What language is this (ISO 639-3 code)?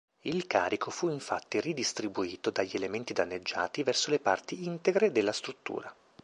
ita